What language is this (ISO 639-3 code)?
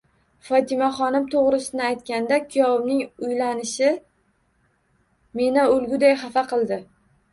uzb